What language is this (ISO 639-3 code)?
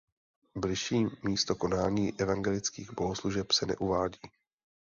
ces